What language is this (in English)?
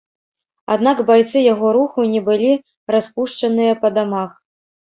Belarusian